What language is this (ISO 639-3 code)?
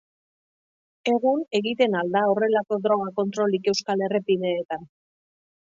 eus